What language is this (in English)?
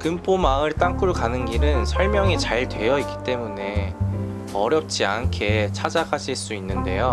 Korean